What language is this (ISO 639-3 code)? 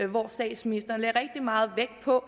dan